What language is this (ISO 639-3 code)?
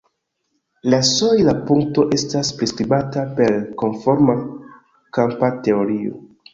epo